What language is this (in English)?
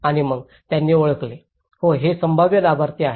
Marathi